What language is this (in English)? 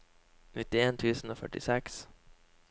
Norwegian